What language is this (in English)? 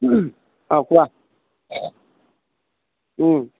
Assamese